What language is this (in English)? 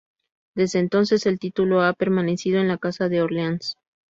Spanish